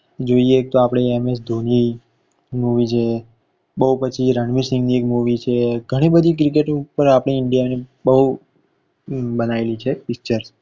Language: Gujarati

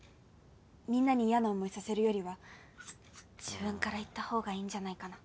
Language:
Japanese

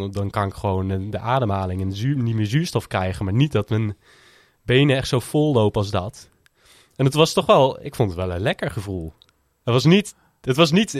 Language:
Dutch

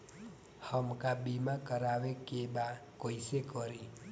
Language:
Bhojpuri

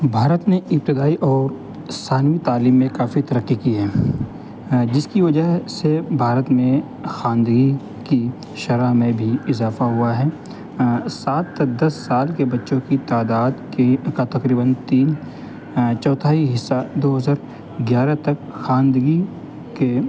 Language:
Urdu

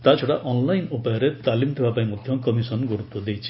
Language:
Odia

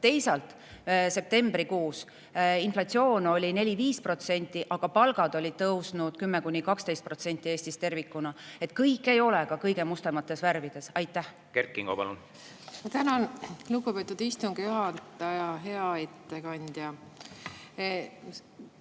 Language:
Estonian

